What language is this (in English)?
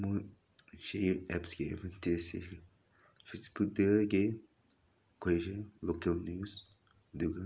Manipuri